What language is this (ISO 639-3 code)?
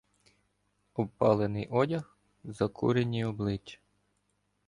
ukr